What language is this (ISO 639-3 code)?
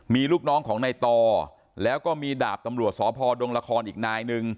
tha